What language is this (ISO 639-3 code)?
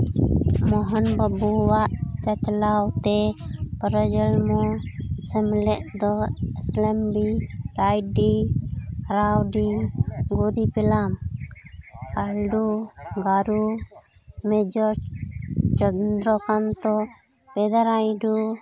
sat